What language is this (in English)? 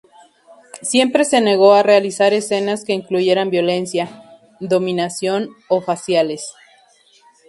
Spanish